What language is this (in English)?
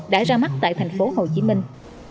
Vietnamese